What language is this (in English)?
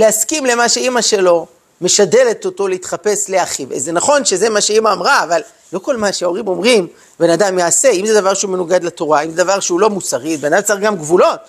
Hebrew